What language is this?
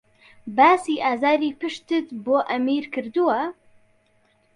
Central Kurdish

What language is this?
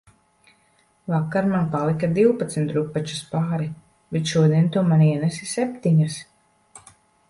Latvian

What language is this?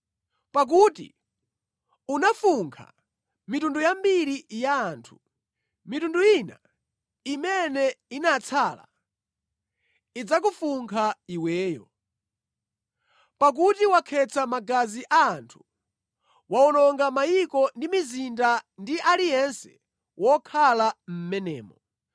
Nyanja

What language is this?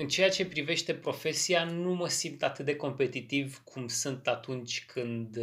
Romanian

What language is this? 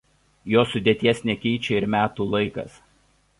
Lithuanian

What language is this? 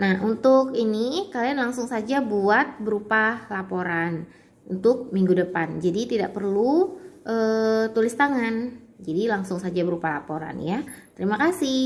Indonesian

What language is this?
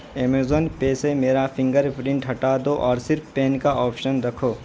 Urdu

